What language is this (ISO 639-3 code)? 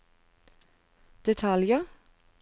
nor